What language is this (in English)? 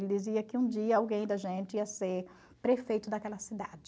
Portuguese